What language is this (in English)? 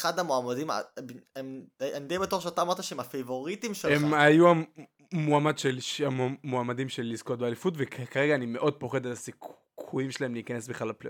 Hebrew